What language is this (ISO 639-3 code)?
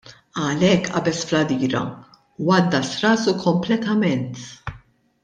mlt